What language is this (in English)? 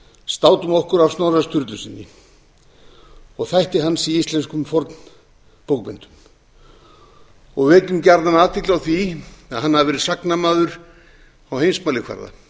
Icelandic